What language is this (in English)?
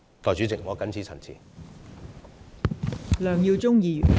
Cantonese